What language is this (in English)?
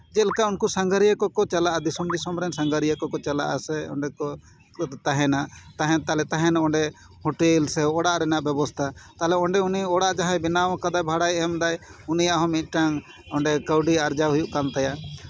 Santali